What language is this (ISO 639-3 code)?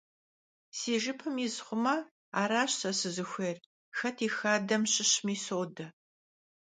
kbd